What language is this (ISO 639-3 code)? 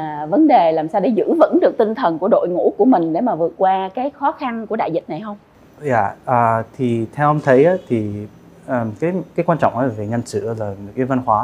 vie